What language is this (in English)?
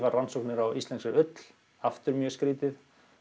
Icelandic